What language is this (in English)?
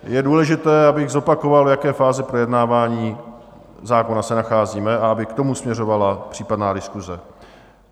Czech